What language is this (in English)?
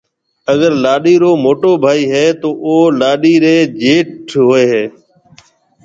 Marwari (Pakistan)